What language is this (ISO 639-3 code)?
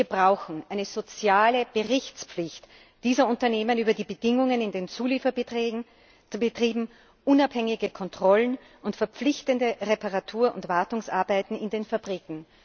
deu